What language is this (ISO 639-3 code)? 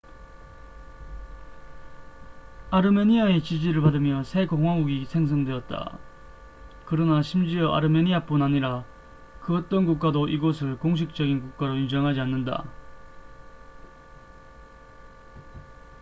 kor